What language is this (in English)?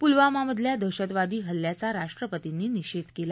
Marathi